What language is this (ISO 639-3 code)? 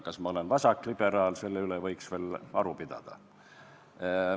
est